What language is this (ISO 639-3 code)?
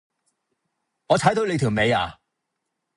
yue